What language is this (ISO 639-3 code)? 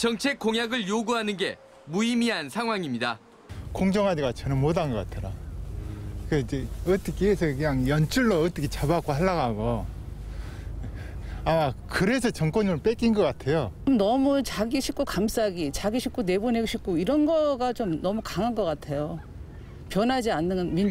kor